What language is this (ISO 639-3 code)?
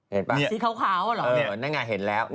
tha